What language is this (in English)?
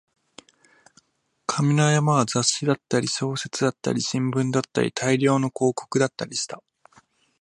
Japanese